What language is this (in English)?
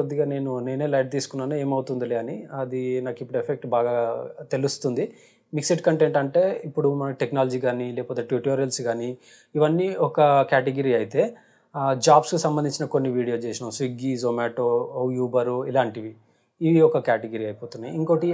Hindi